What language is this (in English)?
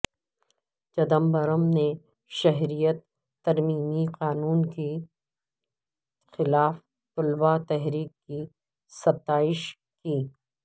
Urdu